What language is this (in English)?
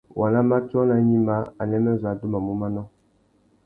Tuki